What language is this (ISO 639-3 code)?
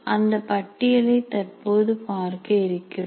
tam